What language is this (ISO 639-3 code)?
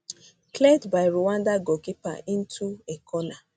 pcm